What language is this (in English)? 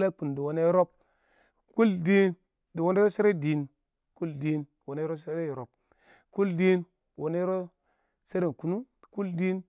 Awak